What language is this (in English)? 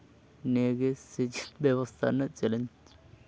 Santali